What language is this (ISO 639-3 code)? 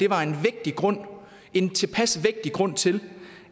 dan